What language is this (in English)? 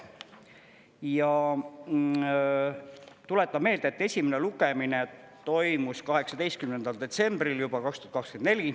Estonian